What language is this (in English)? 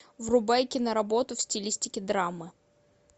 Russian